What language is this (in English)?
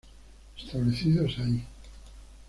Spanish